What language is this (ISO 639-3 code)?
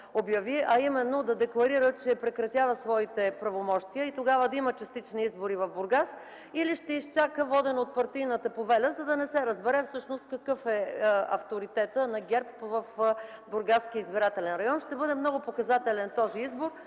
bul